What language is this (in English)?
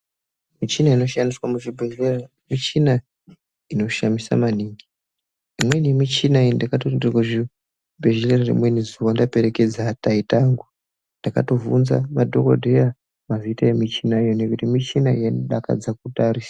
Ndau